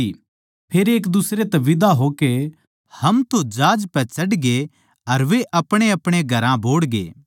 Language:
Haryanvi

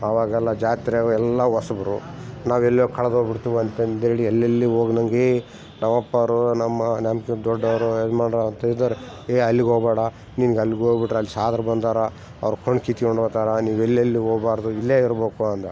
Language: Kannada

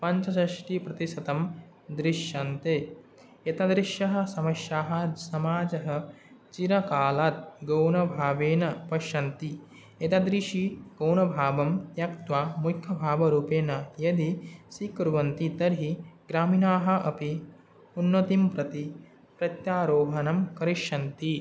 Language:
Sanskrit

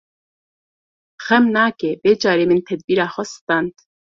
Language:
Kurdish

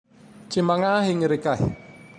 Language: Tandroy-Mahafaly Malagasy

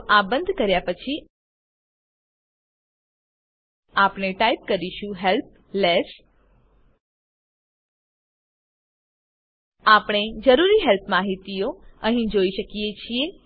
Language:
Gujarati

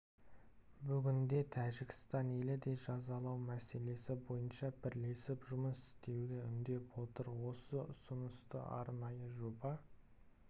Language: Kazakh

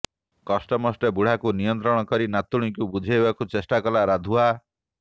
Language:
Odia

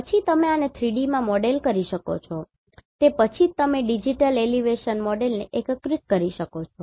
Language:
Gujarati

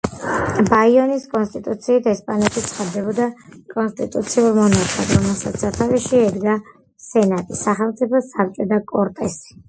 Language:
Georgian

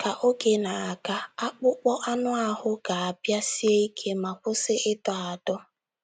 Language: Igbo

